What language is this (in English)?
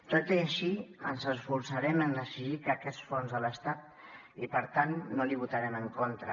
Catalan